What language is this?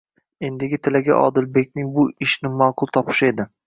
Uzbek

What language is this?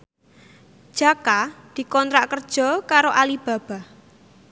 Javanese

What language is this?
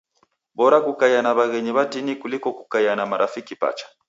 Taita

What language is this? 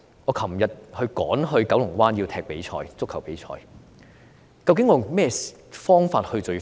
Cantonese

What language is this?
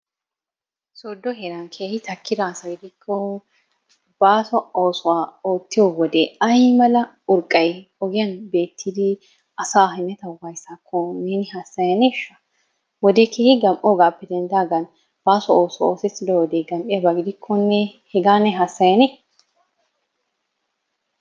Wolaytta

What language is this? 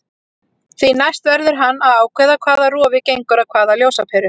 Icelandic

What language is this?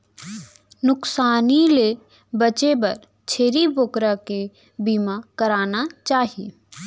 Chhattisgarhi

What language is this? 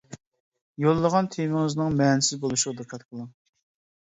Uyghur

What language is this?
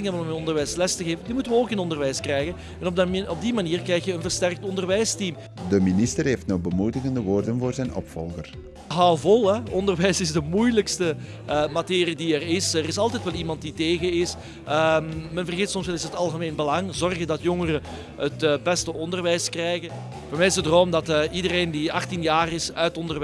Dutch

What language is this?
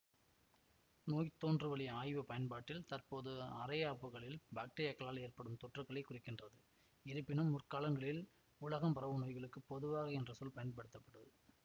Tamil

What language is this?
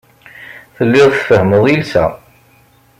Kabyle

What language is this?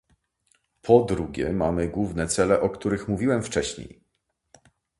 Polish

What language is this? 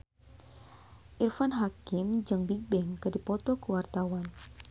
Sundanese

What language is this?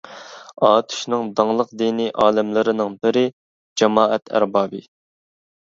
Uyghur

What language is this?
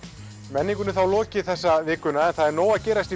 Icelandic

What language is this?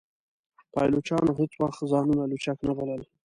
Pashto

